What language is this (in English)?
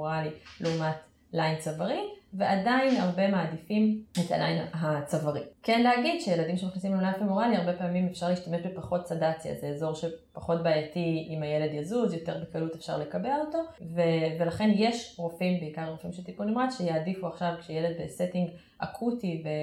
Hebrew